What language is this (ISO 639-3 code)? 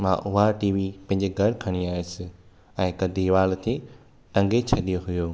snd